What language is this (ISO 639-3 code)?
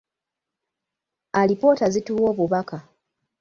lug